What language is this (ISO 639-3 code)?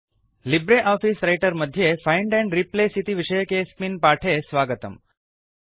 san